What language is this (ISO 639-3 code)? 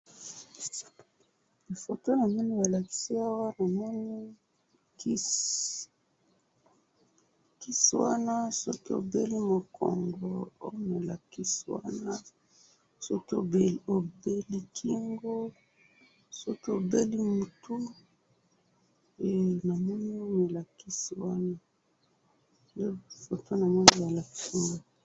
lin